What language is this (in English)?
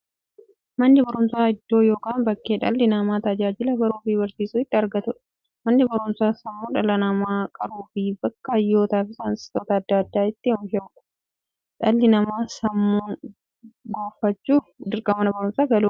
Oromo